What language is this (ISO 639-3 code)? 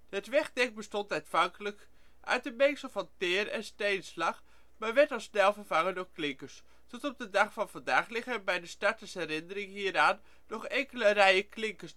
nld